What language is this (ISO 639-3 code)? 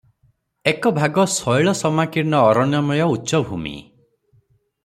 ori